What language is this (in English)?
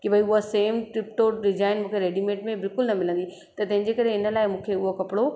Sindhi